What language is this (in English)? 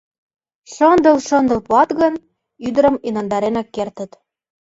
Mari